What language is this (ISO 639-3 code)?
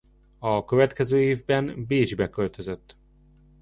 hun